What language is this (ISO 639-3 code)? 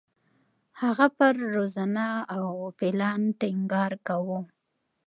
pus